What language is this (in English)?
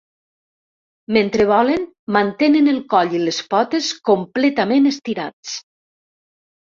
Catalan